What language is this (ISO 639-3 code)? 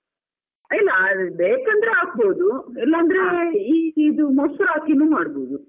kan